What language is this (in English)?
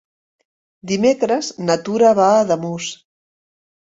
Catalan